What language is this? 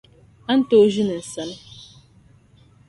Dagbani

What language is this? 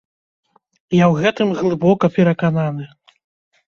Belarusian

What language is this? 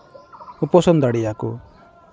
Santali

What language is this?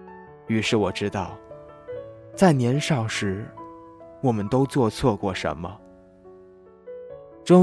Chinese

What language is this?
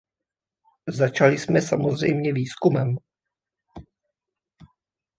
Czech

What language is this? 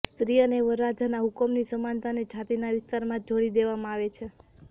Gujarati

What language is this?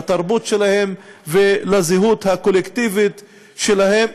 Hebrew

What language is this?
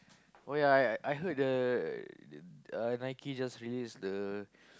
English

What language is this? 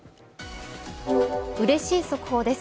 Japanese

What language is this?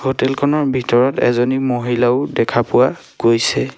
Assamese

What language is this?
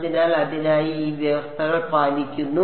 Malayalam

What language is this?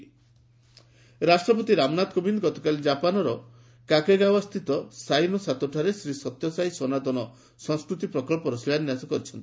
Odia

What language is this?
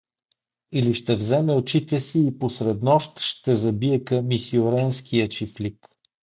Bulgarian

